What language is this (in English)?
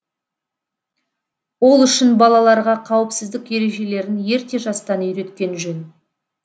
Kazakh